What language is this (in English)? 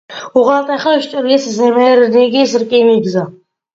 Georgian